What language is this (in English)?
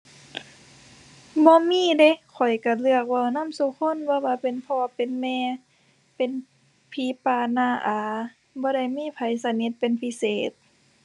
Thai